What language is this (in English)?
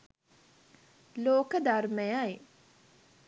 Sinhala